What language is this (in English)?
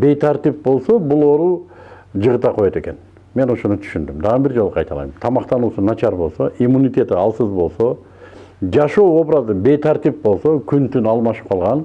Turkish